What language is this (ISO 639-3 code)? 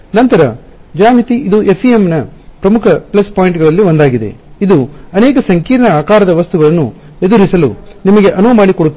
kan